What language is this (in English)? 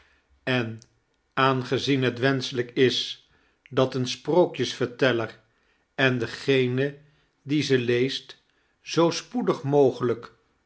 Dutch